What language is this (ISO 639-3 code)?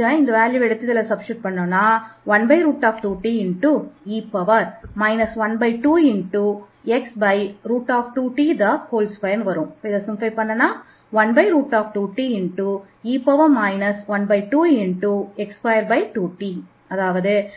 tam